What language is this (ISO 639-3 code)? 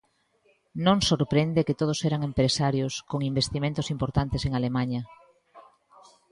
glg